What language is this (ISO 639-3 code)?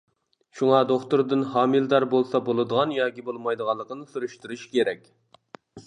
uig